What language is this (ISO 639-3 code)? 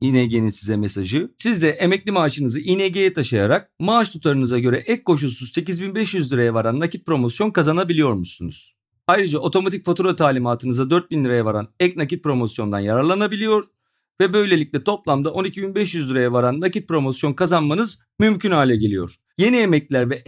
tur